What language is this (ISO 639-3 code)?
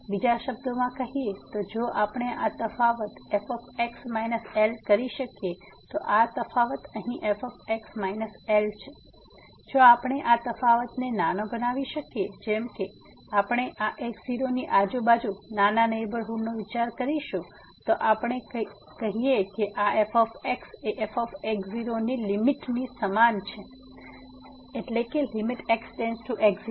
guj